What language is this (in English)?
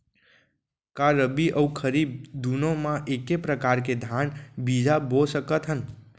Chhattisgarhi